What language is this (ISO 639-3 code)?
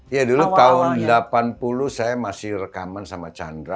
ind